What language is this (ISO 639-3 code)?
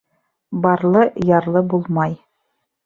bak